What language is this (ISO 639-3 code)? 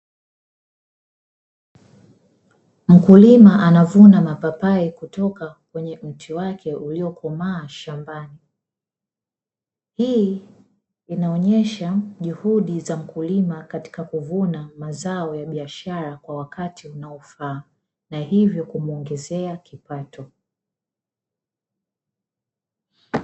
swa